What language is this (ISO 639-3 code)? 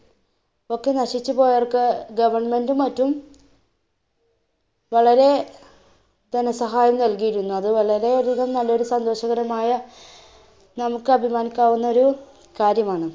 mal